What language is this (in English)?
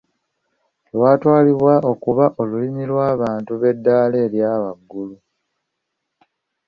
Ganda